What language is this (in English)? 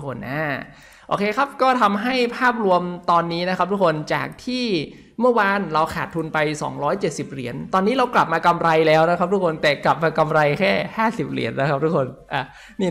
Thai